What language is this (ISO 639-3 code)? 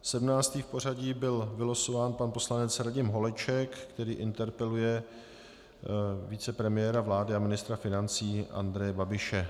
ces